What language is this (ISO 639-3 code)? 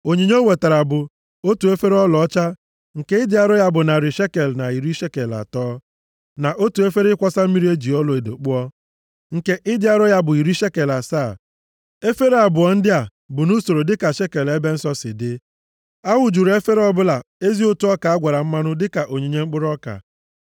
ibo